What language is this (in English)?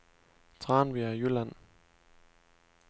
Danish